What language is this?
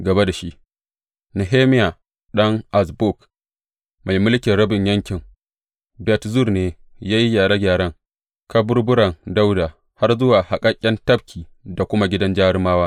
Hausa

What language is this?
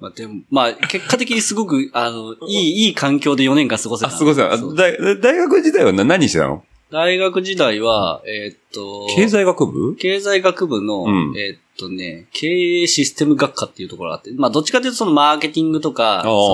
Japanese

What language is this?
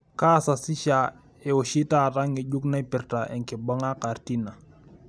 Masai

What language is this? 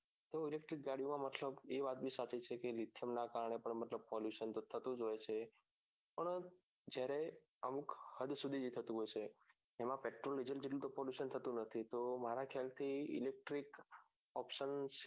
Gujarati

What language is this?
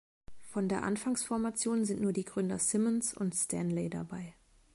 German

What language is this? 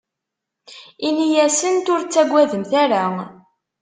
Kabyle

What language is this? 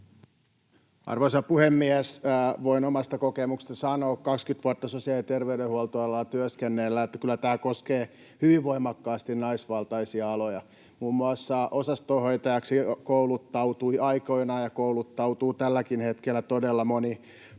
Finnish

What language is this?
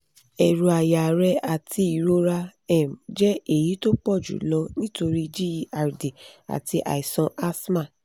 Yoruba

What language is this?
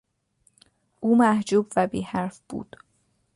Persian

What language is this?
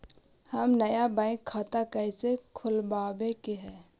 Magahi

